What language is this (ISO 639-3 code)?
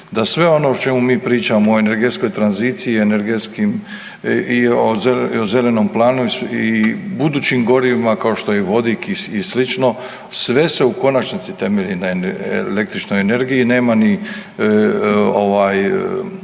hrv